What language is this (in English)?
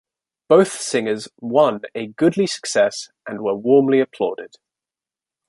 English